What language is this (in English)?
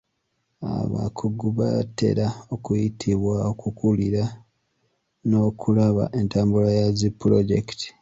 Ganda